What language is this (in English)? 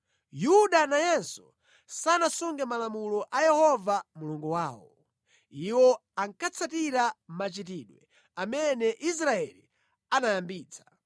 Nyanja